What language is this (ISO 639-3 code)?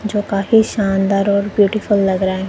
hin